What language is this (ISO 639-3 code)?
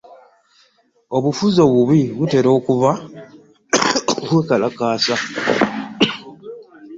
lug